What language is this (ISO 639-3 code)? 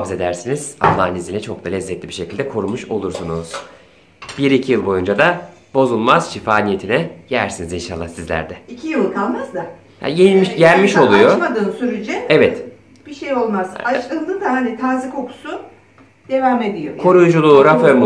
tur